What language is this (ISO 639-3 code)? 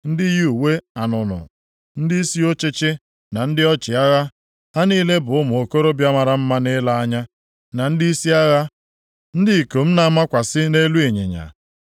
ibo